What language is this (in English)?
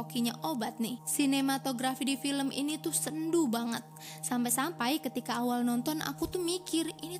Indonesian